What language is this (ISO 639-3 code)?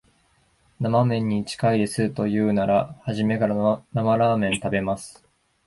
jpn